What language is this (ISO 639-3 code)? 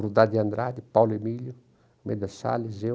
por